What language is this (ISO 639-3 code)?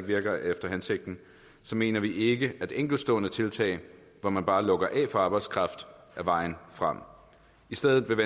dan